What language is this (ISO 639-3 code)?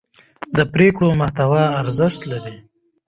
pus